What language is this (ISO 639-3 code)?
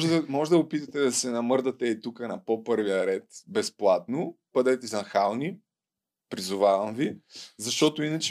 bul